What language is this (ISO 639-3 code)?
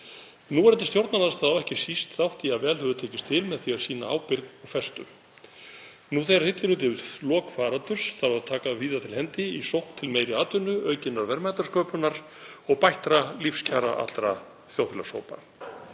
isl